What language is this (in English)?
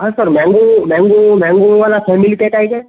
Marathi